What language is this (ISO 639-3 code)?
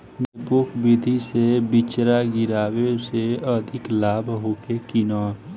bho